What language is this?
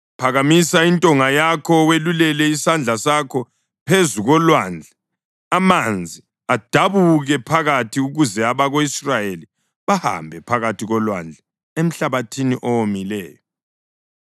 North Ndebele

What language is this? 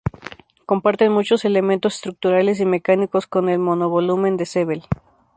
Spanish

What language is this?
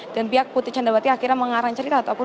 Indonesian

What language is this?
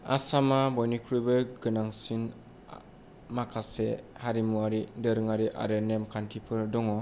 Bodo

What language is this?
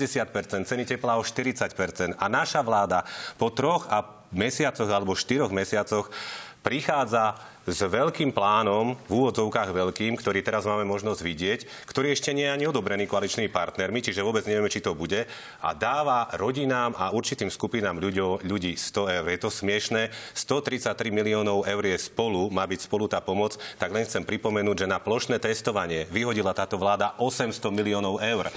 Slovak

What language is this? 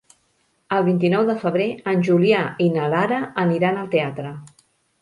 Catalan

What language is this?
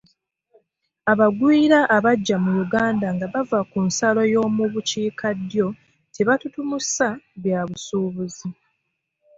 Ganda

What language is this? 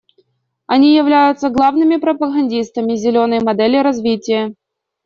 Russian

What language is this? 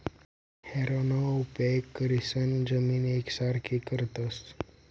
Marathi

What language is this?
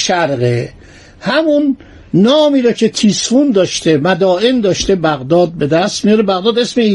Persian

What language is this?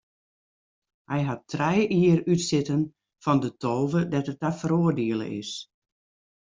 Western Frisian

